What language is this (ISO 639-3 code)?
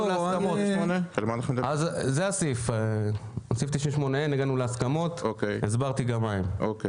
heb